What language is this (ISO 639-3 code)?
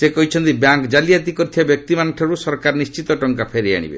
ori